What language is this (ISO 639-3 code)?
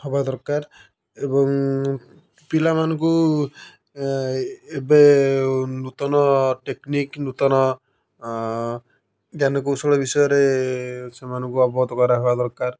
ori